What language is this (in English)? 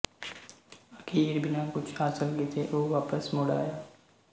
Punjabi